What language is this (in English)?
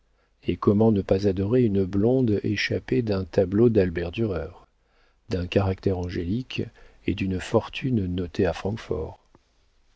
French